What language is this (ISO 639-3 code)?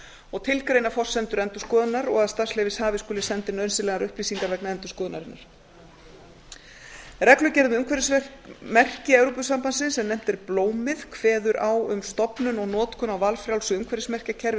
isl